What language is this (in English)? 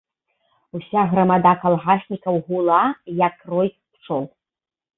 Belarusian